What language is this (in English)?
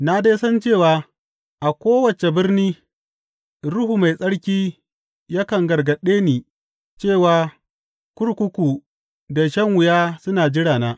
Hausa